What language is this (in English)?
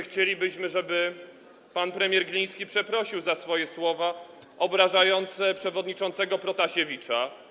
Polish